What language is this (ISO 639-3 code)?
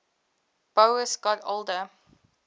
eng